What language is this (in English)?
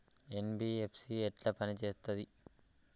Telugu